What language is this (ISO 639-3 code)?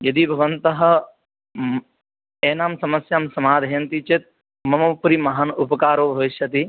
san